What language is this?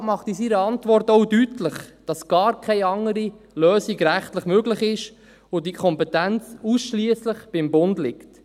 Swiss German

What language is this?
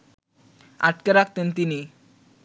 Bangla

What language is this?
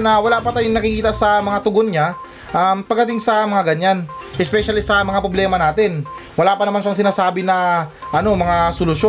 Filipino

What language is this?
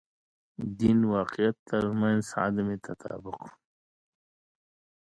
Pashto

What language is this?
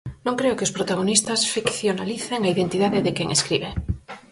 Galician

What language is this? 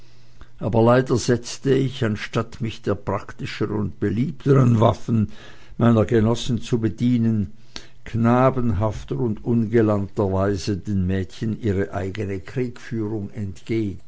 German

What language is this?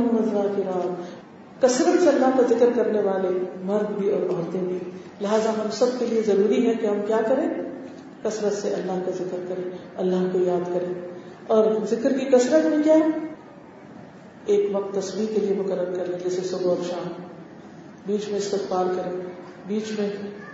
Urdu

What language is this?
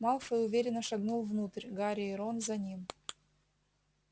Russian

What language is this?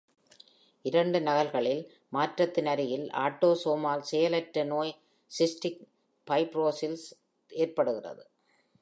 Tamil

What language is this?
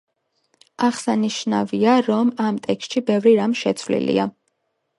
Georgian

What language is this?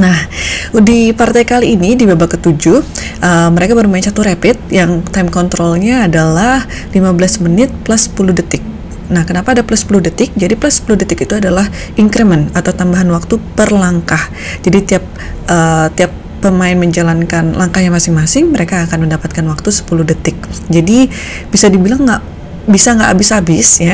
Indonesian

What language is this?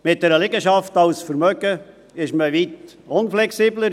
Swiss German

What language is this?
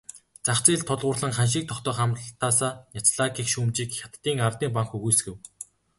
Mongolian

